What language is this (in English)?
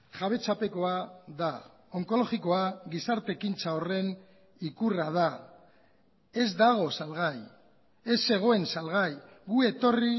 Basque